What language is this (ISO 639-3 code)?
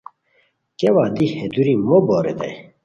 khw